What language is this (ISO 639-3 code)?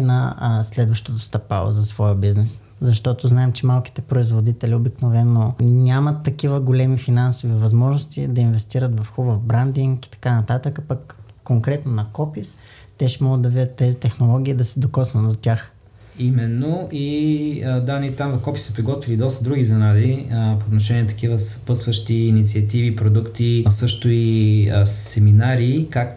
bul